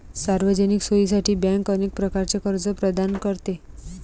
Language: Marathi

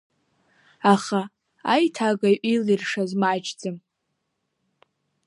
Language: Abkhazian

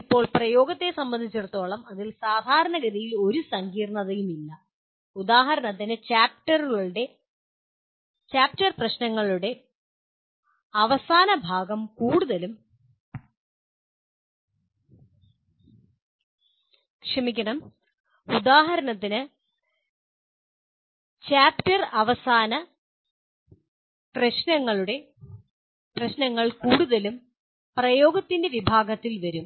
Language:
Malayalam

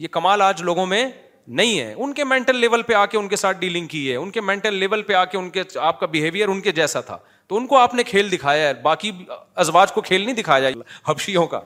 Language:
Urdu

